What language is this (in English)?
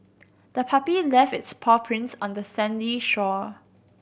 English